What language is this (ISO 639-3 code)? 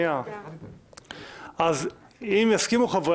heb